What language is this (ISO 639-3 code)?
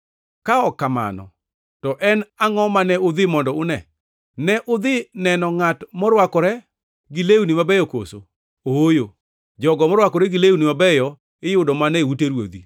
luo